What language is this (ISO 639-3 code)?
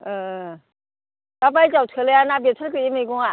brx